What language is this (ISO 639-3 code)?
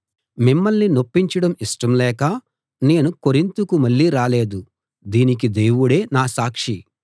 tel